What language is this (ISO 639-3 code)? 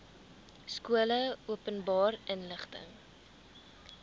afr